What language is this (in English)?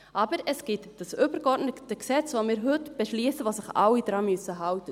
Swiss German